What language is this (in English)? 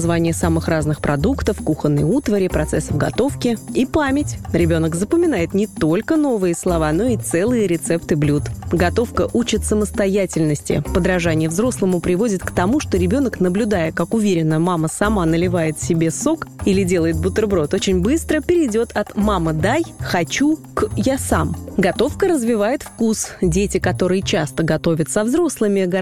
Russian